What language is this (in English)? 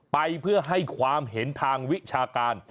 Thai